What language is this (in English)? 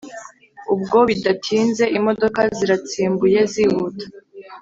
Kinyarwanda